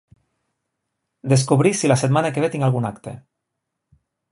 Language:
Catalan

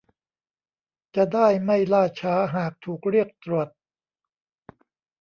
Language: Thai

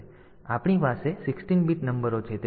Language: Gujarati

